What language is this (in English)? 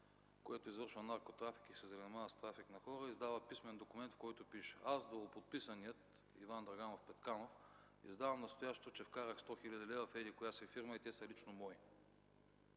Bulgarian